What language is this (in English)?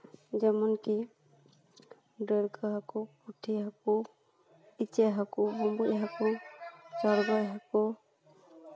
Santali